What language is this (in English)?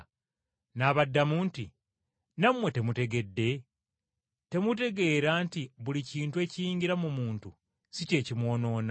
Ganda